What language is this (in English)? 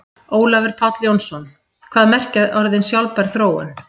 Icelandic